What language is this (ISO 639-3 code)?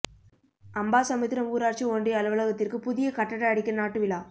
tam